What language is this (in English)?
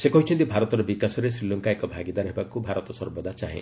Odia